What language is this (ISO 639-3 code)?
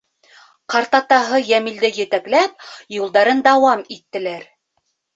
bak